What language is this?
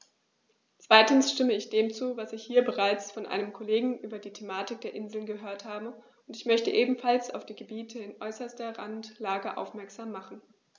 German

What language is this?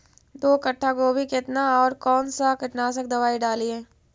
Magahi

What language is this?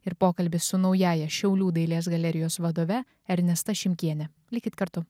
Lithuanian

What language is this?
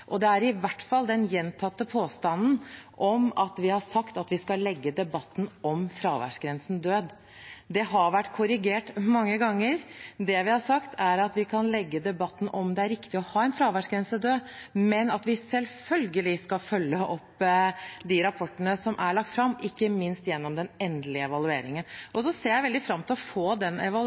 Norwegian Bokmål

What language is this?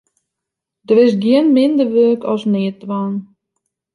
Western Frisian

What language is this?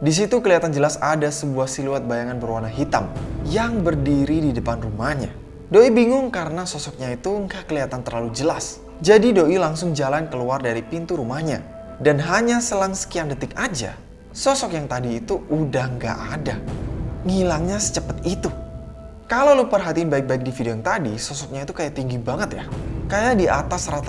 Indonesian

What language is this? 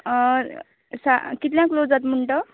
Konkani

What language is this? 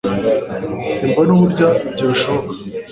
Kinyarwanda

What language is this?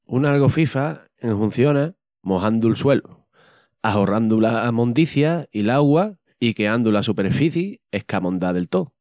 Extremaduran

